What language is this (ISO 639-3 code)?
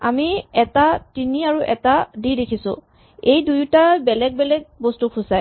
asm